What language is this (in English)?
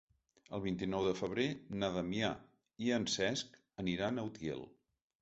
Catalan